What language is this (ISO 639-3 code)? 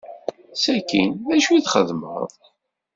kab